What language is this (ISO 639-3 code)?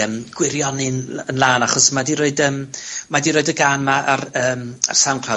cym